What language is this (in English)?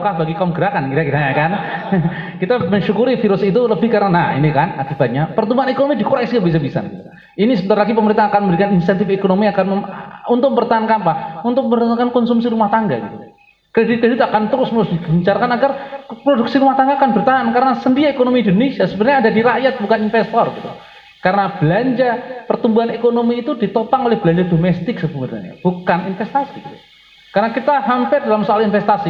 Indonesian